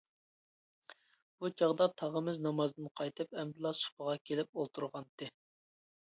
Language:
Uyghur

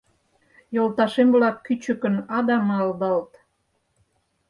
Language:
Mari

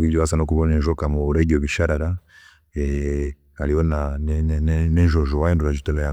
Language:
Chiga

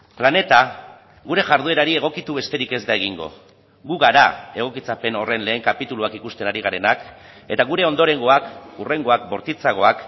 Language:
Basque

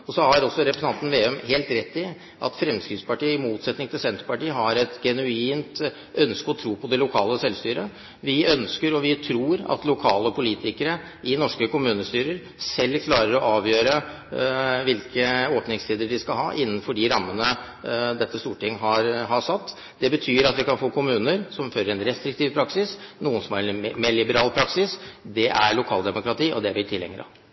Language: Norwegian Bokmål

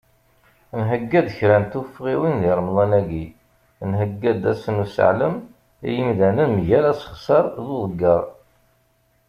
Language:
Kabyle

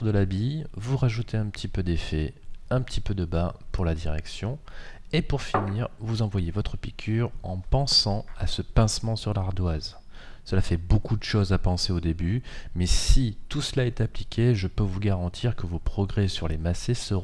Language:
French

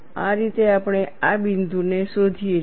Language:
Gujarati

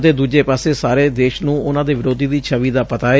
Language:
Punjabi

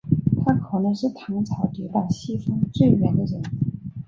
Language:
Chinese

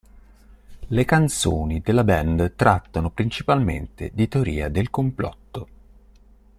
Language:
Italian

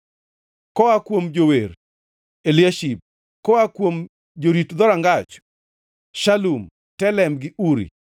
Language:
Luo (Kenya and Tanzania)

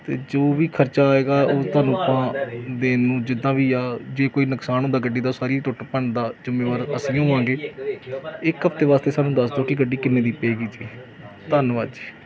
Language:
Punjabi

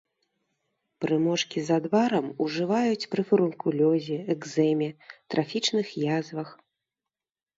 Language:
Belarusian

